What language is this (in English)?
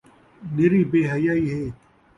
Saraiki